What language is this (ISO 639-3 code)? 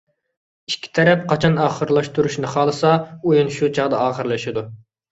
uig